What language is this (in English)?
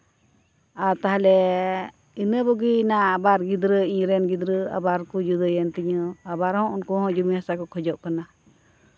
Santali